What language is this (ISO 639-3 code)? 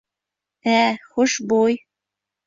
bak